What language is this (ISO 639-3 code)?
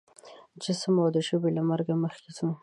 pus